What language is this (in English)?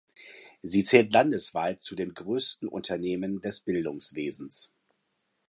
German